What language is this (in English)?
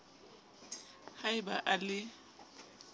Southern Sotho